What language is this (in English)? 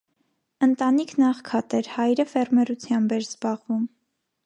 Armenian